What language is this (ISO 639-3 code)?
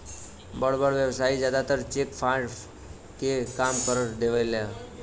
bho